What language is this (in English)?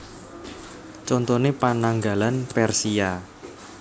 Javanese